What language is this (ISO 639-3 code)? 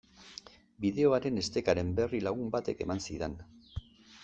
eus